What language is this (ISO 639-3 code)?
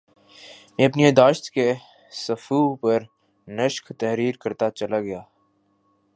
urd